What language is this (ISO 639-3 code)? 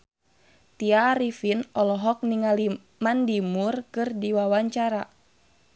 sun